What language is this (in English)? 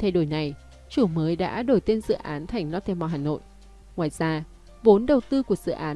Vietnamese